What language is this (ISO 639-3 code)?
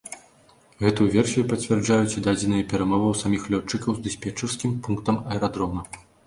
bel